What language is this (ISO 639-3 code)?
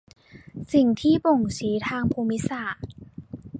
tha